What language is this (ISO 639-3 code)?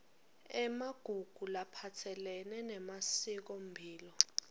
ssw